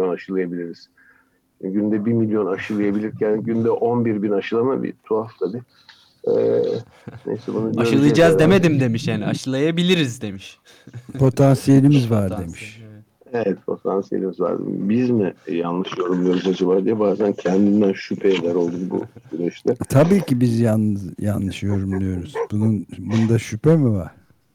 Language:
Turkish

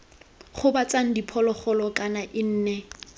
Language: Tswana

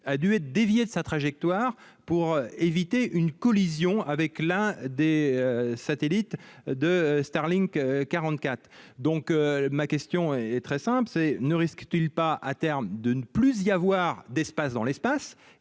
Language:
French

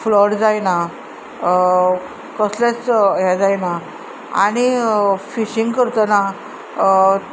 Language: Konkani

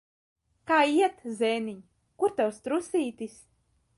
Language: Latvian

